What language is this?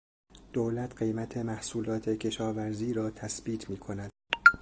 Persian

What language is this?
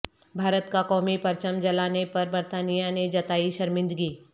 Urdu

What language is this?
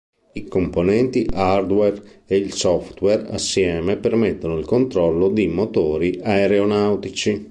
Italian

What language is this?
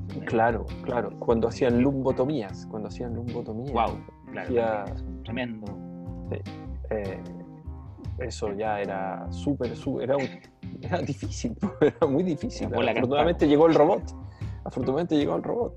Spanish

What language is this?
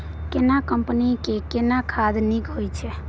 Maithili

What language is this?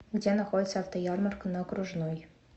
Russian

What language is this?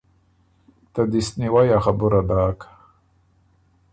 Ormuri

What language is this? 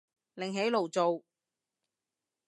Cantonese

